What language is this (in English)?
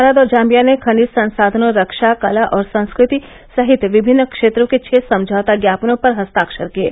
Hindi